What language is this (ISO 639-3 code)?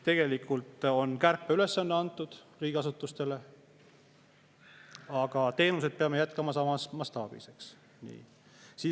est